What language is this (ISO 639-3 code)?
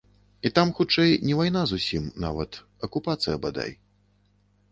bel